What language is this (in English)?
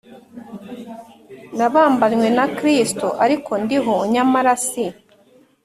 Kinyarwanda